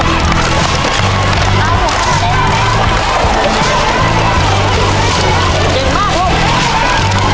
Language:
Thai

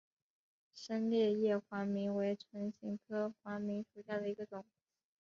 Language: Chinese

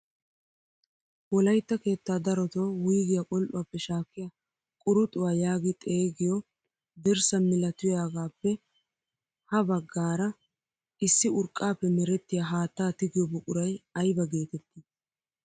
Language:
Wolaytta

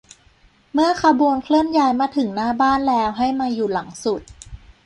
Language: Thai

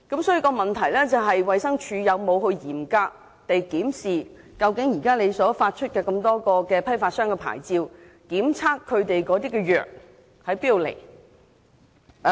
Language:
Cantonese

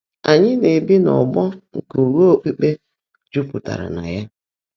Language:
Igbo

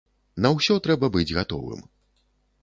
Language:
Belarusian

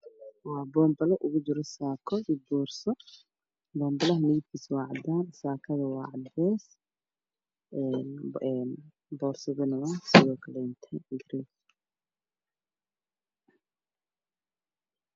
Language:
Somali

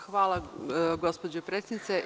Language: Serbian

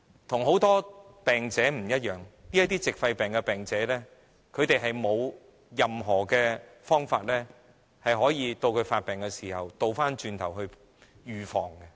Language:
Cantonese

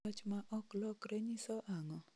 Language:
Luo (Kenya and Tanzania)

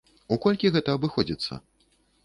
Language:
Belarusian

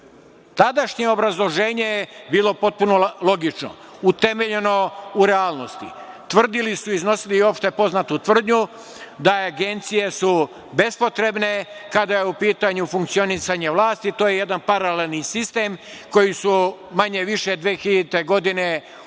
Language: Serbian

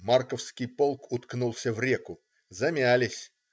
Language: Russian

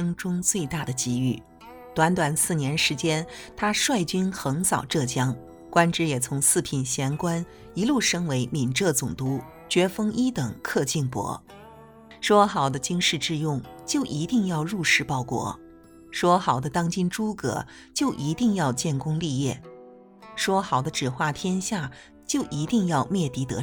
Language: Chinese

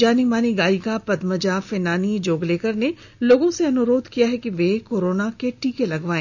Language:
Hindi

